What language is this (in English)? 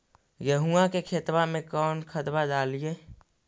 Magahi